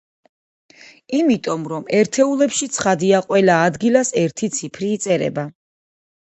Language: Georgian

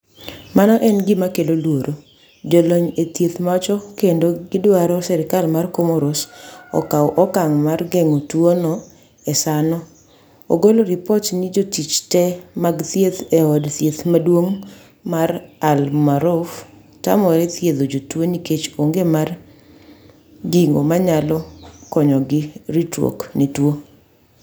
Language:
Luo (Kenya and Tanzania)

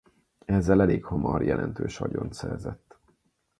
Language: Hungarian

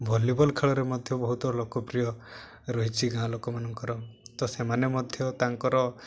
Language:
Odia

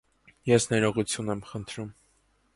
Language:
Armenian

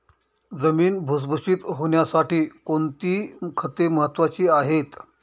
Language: Marathi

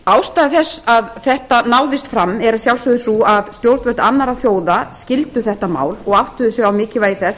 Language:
Icelandic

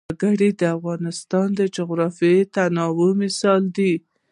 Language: Pashto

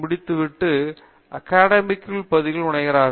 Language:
Tamil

